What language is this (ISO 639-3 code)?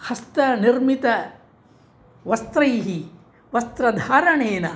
san